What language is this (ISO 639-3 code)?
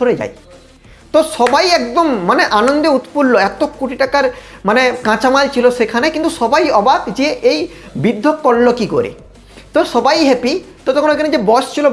ben